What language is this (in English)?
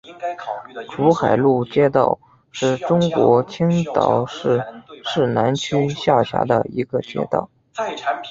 Chinese